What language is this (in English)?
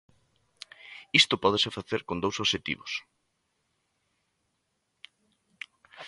Galician